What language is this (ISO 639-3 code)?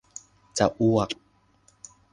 tha